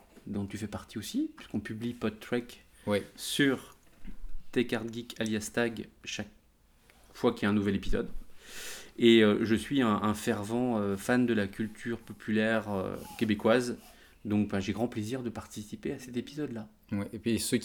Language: French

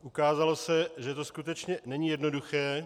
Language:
Czech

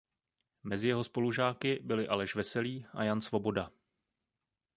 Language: Czech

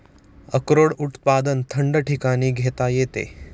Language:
Marathi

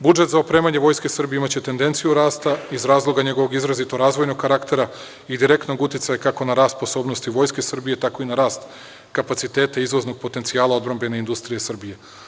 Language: Serbian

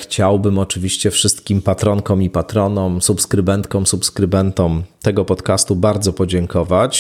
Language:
Polish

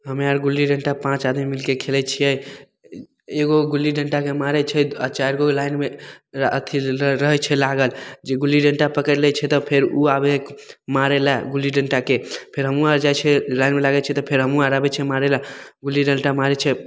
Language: Maithili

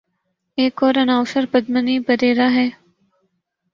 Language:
Urdu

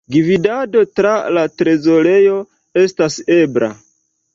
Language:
Esperanto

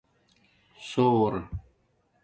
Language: Domaaki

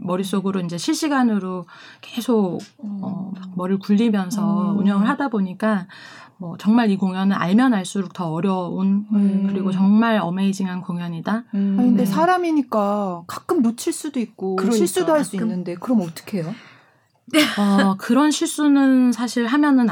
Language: Korean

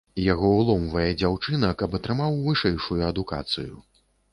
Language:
Belarusian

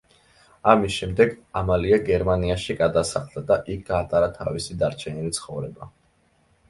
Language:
Georgian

